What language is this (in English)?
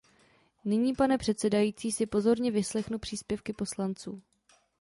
Czech